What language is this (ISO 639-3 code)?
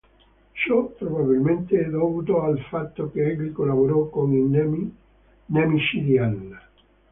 ita